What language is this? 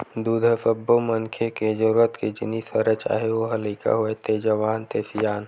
Chhattisgarhi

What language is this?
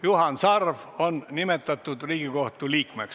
Estonian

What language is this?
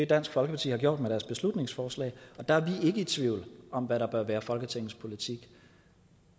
Danish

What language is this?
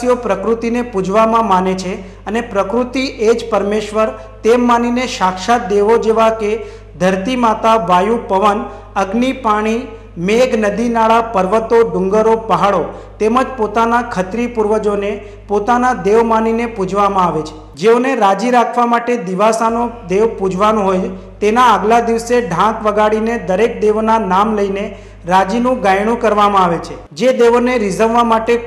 Hindi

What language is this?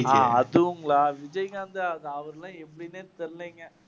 Tamil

